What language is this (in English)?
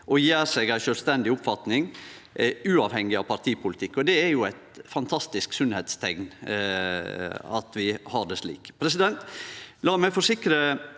Norwegian